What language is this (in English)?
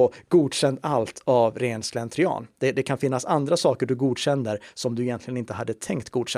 Swedish